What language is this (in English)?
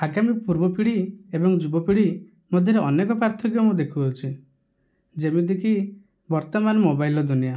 Odia